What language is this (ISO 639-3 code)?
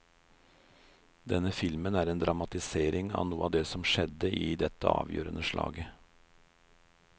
nor